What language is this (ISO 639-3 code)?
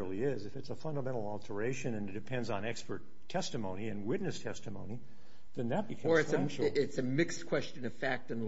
eng